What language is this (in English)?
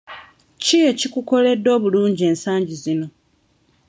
Ganda